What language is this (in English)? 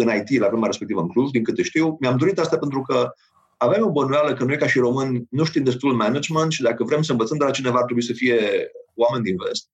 Romanian